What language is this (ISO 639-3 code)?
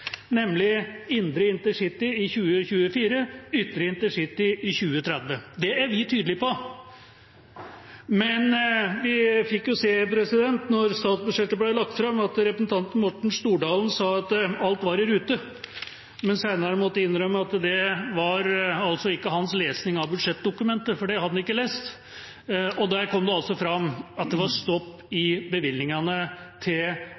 nob